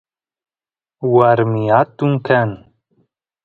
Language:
Santiago del Estero Quichua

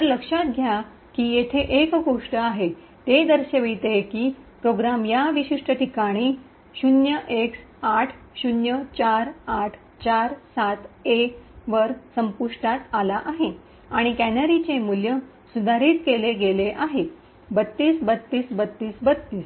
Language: Marathi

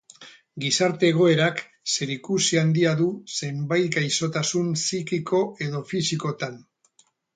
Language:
Basque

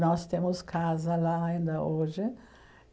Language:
Portuguese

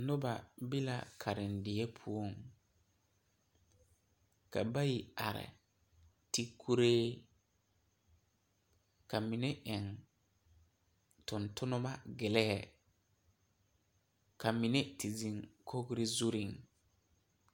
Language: Southern Dagaare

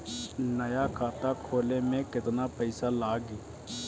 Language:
Bhojpuri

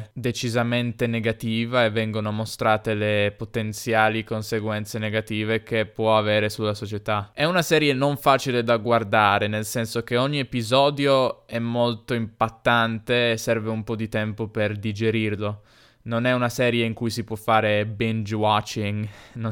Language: Italian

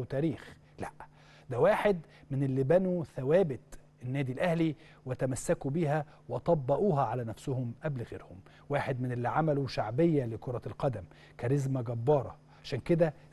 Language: Arabic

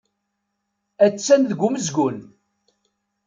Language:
Kabyle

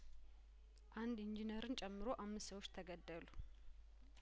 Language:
Amharic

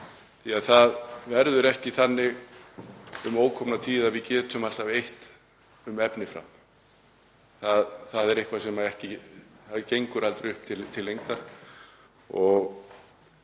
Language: Icelandic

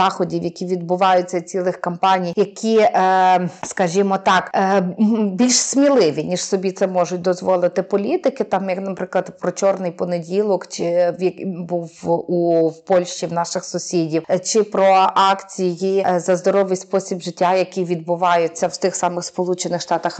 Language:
Ukrainian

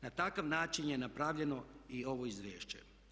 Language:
Croatian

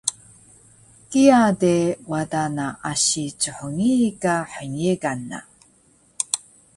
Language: Taroko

